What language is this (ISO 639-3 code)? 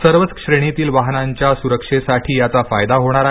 mar